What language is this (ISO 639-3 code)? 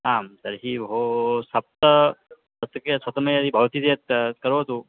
san